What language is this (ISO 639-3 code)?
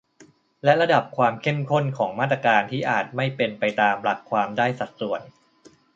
tha